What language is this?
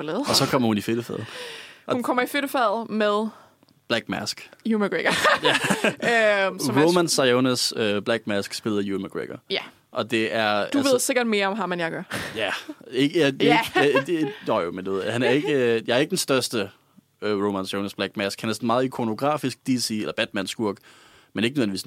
Danish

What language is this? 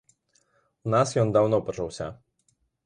Belarusian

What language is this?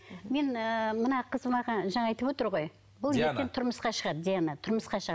Kazakh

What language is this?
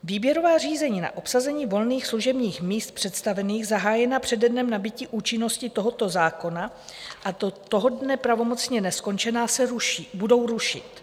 Czech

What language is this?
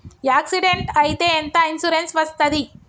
Telugu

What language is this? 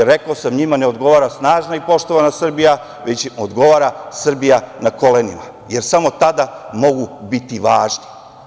Serbian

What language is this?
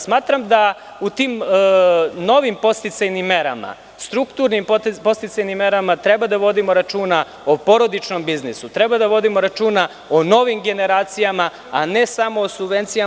Serbian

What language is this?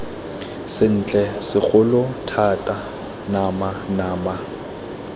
Tswana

